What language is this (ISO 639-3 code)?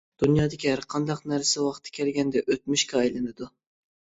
uig